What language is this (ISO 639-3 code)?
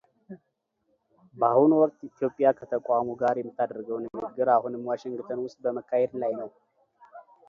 amh